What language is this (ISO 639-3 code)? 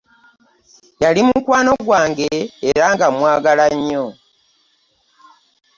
lug